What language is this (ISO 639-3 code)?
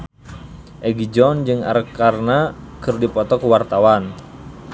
sun